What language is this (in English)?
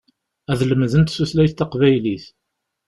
Kabyle